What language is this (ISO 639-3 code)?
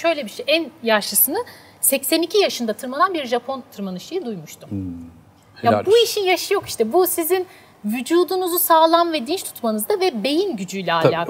tur